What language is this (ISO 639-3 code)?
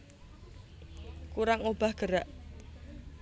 jav